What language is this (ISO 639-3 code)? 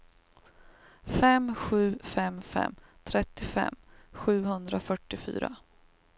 swe